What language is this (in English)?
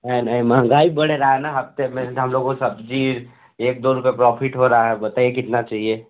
Hindi